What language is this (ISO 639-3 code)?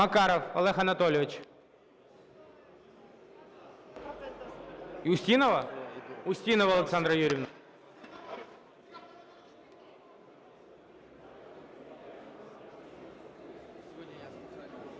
ukr